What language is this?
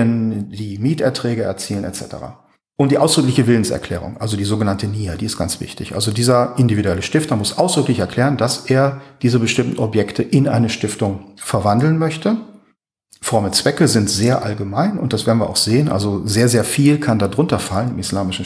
German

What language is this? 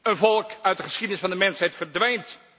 Dutch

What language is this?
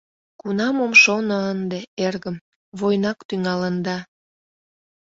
Mari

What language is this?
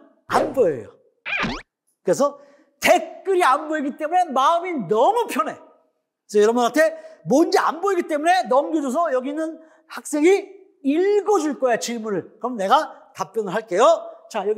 Korean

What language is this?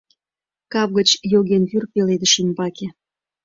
Mari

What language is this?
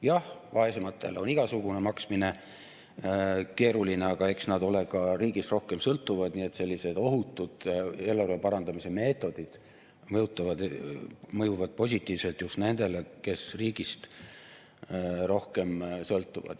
Estonian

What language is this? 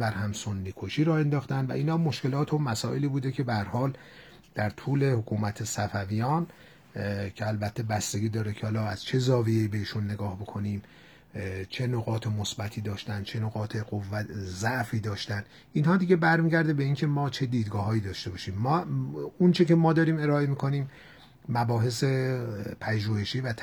Persian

